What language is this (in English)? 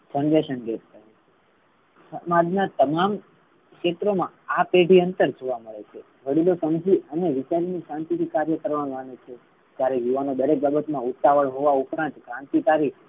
Gujarati